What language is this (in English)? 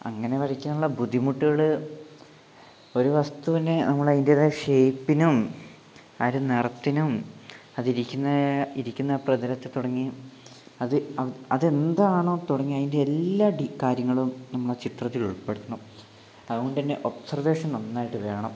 Malayalam